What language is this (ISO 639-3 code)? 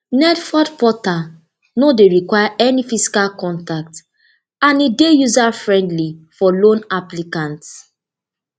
pcm